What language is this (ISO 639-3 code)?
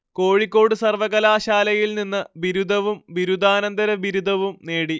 mal